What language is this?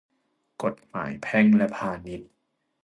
Thai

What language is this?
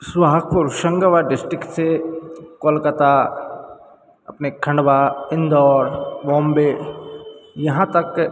Hindi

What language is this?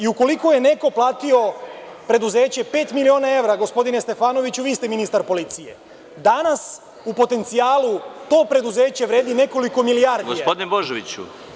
Serbian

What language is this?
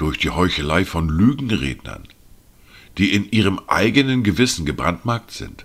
German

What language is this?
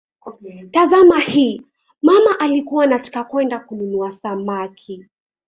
Swahili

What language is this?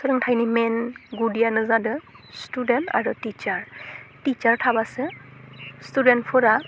Bodo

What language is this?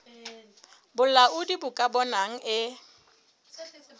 Southern Sotho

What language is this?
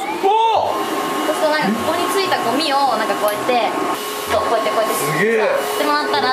Japanese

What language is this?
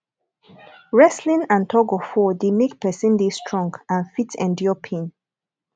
Nigerian Pidgin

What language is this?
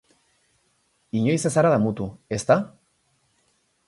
Basque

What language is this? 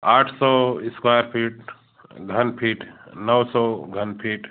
Hindi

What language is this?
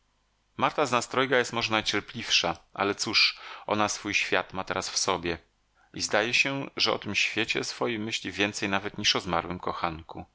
Polish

